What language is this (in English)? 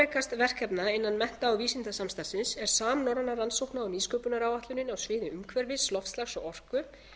Icelandic